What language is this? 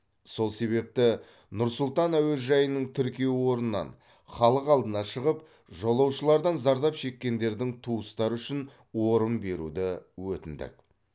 Kazakh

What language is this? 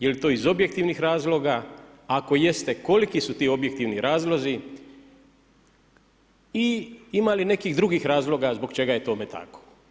Croatian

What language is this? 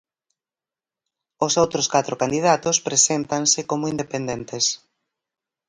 Galician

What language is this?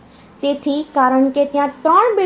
Gujarati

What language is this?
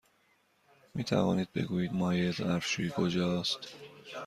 Persian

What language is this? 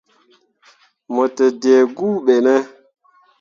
Mundang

